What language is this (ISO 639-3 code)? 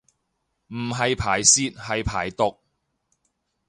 yue